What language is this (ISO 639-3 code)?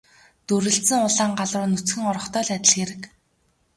mon